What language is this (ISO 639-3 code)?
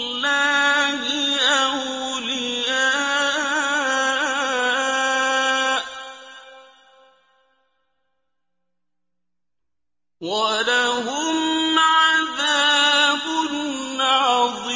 ara